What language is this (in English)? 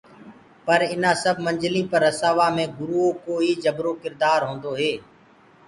Gurgula